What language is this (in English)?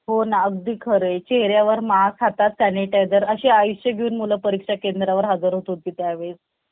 Marathi